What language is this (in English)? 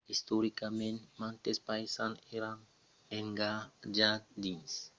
Occitan